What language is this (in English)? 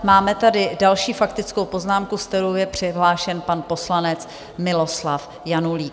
Czech